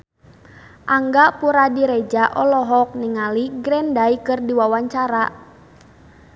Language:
Sundanese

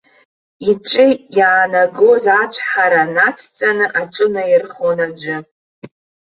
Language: Abkhazian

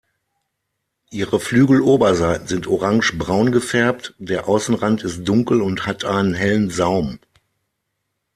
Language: German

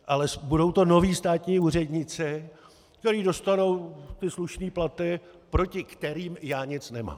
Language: Czech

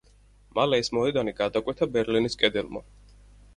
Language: Georgian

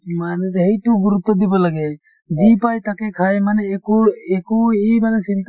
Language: Assamese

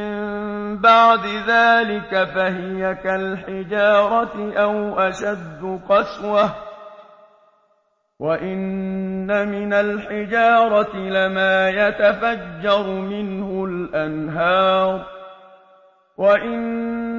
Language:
Arabic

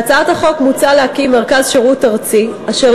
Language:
Hebrew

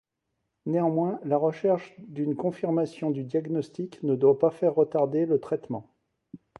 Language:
French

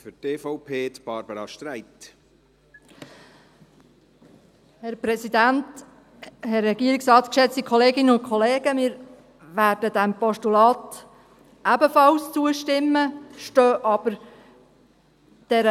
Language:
Swiss German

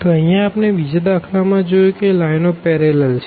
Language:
Gujarati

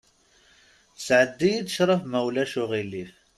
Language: Kabyle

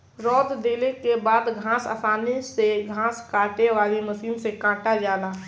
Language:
Bhojpuri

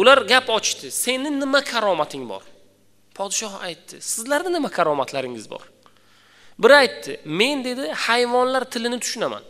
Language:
Turkish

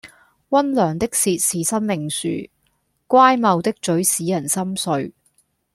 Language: Cantonese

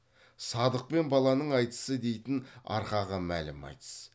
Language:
Kazakh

